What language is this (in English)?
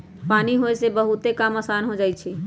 Magahi